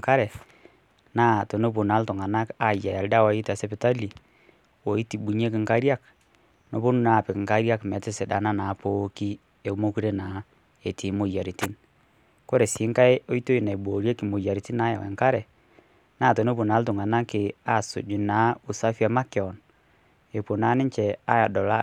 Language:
Masai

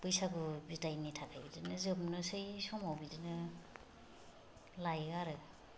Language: Bodo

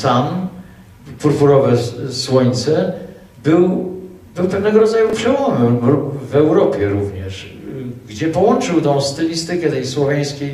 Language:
Polish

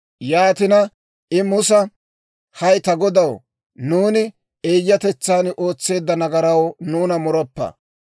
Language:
Dawro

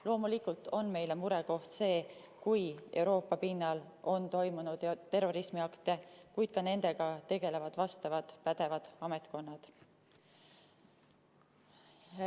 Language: Estonian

